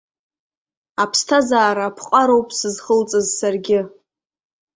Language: Abkhazian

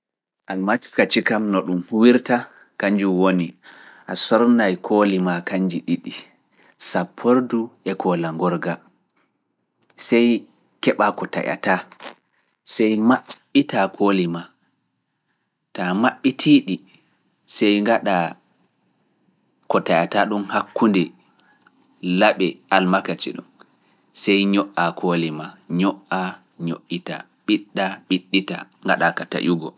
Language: Fula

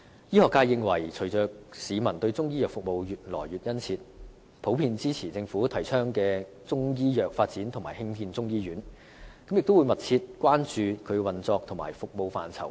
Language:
Cantonese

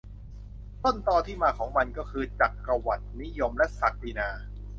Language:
Thai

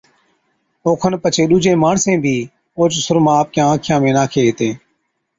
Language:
Od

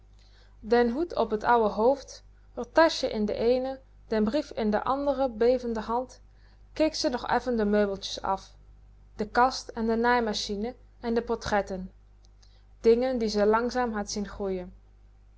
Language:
Dutch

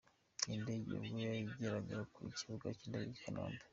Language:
Kinyarwanda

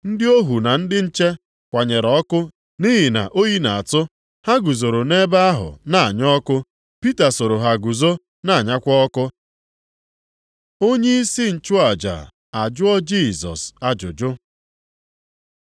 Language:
Igbo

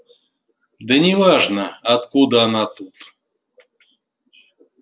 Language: Russian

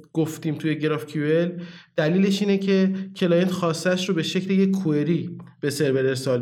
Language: Persian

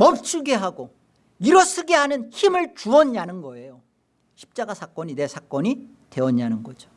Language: Korean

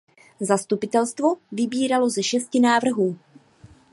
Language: Czech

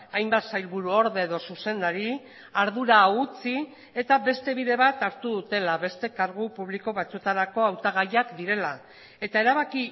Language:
Basque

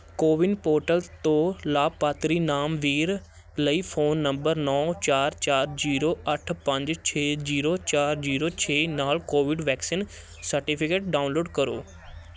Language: Punjabi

